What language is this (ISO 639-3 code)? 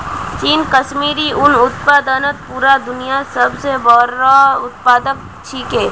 mag